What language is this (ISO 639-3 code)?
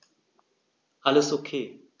deu